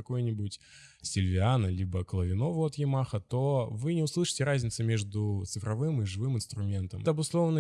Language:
Russian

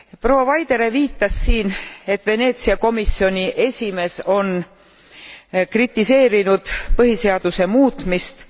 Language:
Estonian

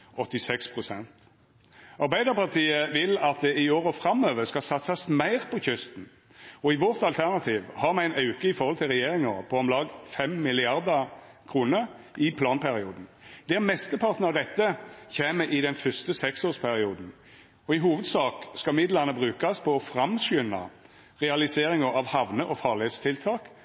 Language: Norwegian Nynorsk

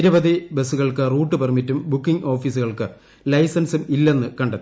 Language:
Malayalam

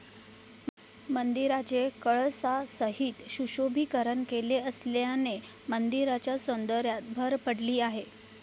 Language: Marathi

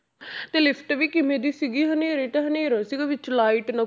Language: Punjabi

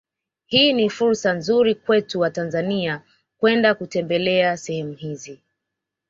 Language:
Swahili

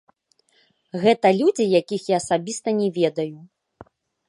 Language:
Belarusian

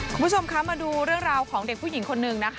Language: Thai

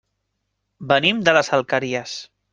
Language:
Catalan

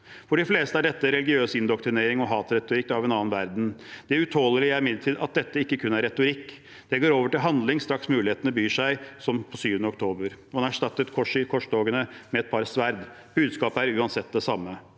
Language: Norwegian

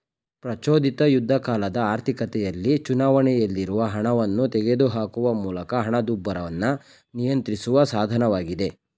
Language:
Kannada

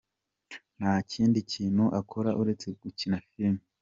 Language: Kinyarwanda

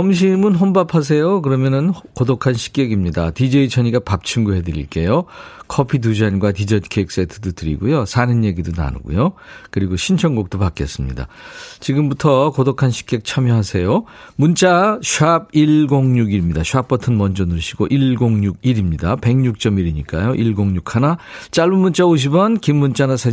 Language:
Korean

